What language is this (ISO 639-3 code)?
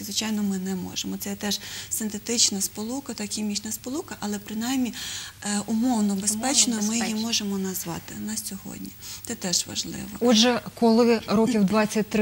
ukr